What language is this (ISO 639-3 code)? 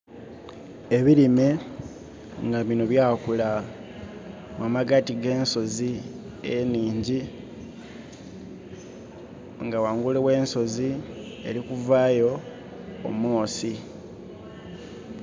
xog